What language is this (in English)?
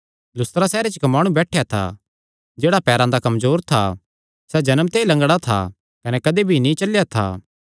Kangri